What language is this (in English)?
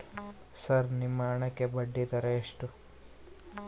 Kannada